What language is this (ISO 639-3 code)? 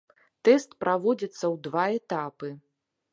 bel